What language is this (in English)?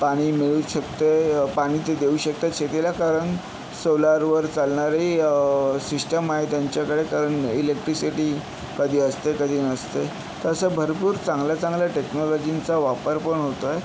Marathi